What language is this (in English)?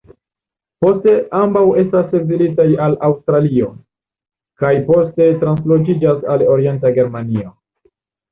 Esperanto